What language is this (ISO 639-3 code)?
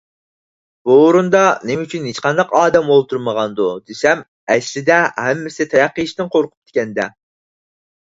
uig